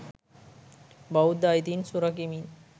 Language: Sinhala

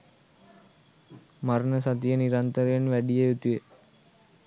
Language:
Sinhala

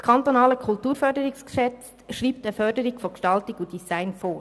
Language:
Swiss German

